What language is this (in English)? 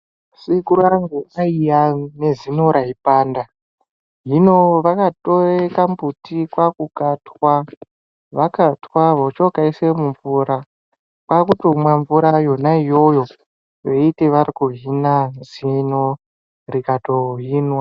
Ndau